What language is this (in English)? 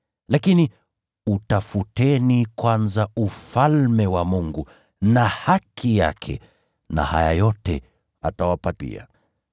Swahili